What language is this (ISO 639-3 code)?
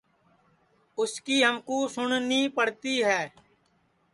ssi